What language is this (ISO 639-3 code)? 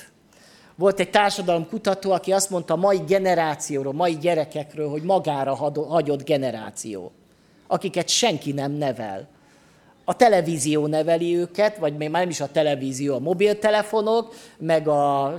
hun